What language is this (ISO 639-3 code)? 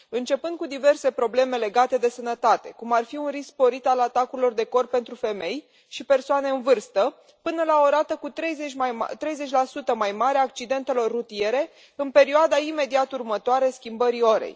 ron